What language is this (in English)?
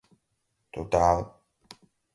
Portuguese